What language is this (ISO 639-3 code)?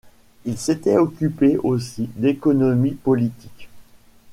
fra